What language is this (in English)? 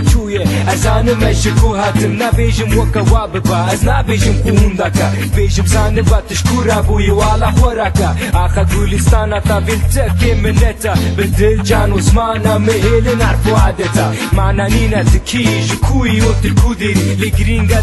Romanian